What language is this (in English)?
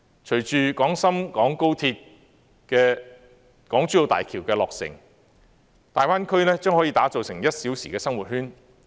Cantonese